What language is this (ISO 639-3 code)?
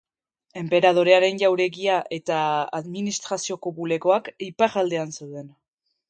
eus